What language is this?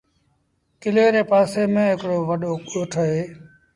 Sindhi Bhil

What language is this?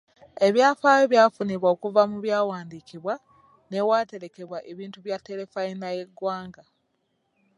Ganda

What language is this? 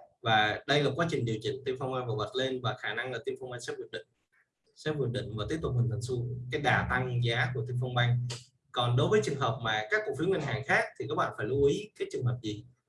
Vietnamese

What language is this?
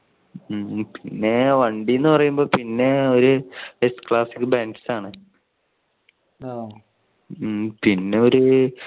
Malayalam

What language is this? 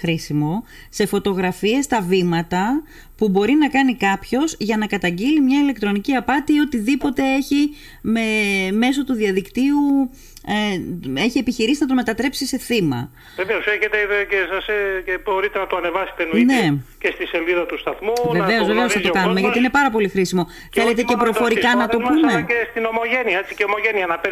Greek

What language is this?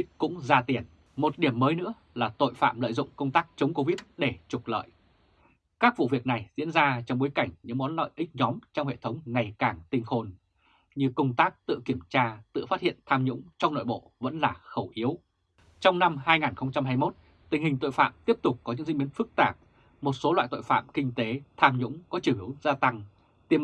Vietnamese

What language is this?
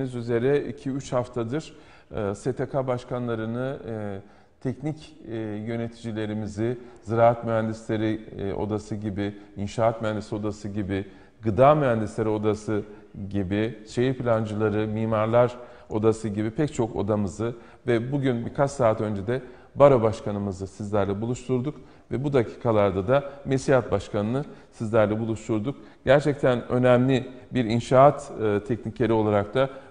Turkish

